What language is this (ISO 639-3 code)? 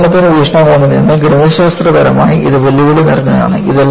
mal